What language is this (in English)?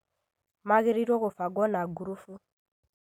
Kikuyu